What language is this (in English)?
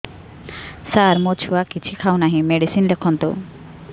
Odia